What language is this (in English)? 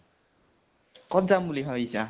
Assamese